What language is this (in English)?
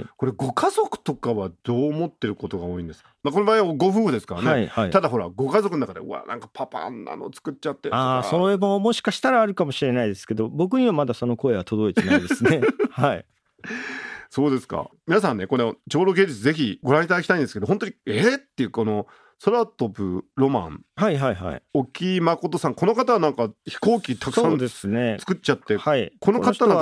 Japanese